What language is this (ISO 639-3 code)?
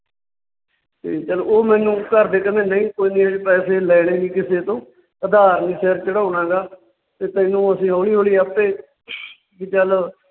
pan